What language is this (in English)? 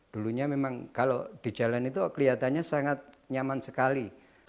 Indonesian